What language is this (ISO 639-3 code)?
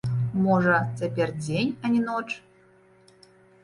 bel